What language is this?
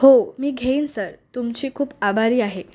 Marathi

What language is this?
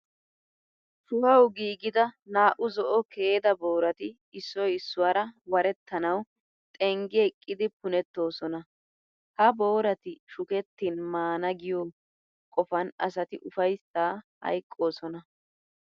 Wolaytta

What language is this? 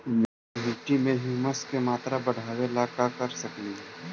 Magahi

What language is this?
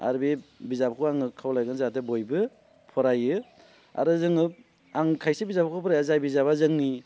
Bodo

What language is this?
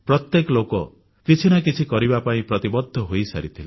Odia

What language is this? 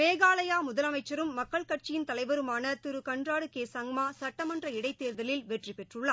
Tamil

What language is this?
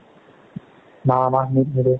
Assamese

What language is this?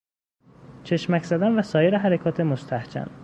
Persian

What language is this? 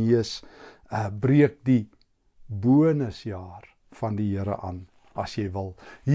Dutch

